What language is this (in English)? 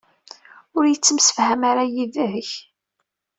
Kabyle